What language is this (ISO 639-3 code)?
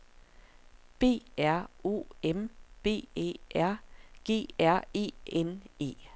dan